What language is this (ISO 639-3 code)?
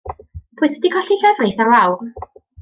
cym